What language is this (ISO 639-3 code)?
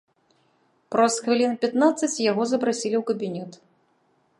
bel